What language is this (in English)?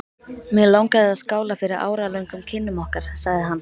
Icelandic